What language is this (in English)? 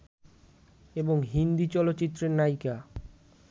Bangla